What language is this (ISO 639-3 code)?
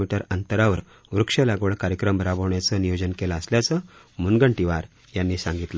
mar